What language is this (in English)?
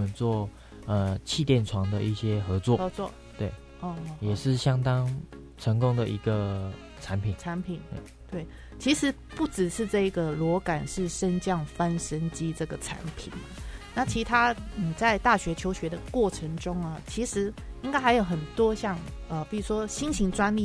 Chinese